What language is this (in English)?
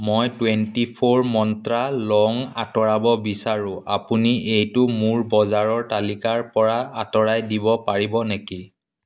Assamese